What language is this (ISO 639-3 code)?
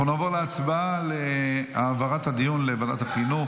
heb